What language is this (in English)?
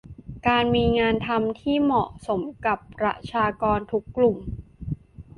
Thai